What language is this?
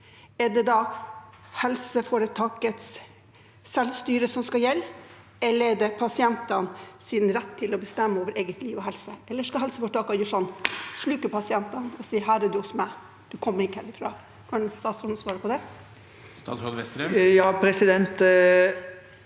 Norwegian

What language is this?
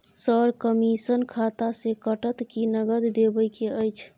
Maithili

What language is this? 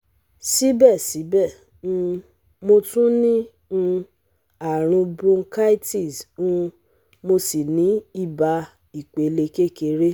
Yoruba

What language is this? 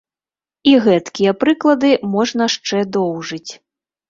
Belarusian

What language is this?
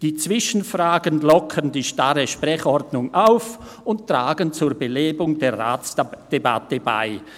Swiss German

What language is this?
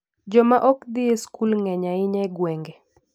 Luo (Kenya and Tanzania)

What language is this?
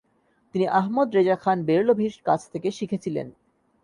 Bangla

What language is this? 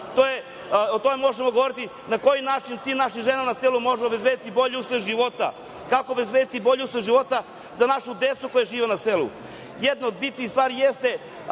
Serbian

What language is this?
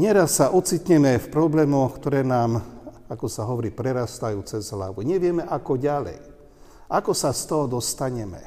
Slovak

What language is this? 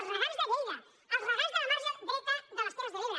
Catalan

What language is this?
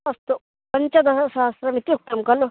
Sanskrit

